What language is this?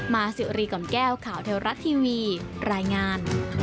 Thai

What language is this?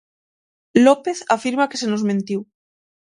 Galician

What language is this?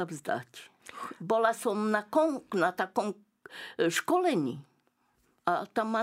Slovak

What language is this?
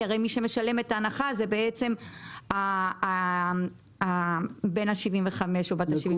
Hebrew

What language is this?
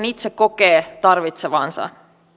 Finnish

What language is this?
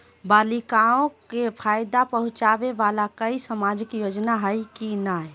Magahi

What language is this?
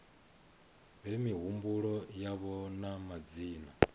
Venda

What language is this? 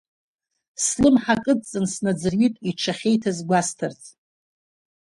Abkhazian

